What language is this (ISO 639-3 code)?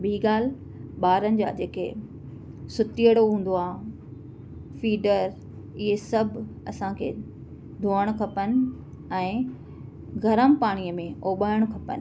snd